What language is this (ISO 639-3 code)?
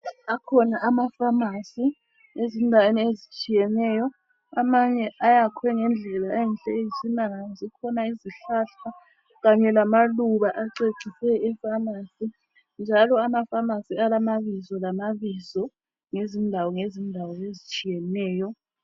nde